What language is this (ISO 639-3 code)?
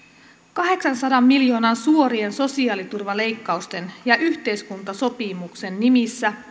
fin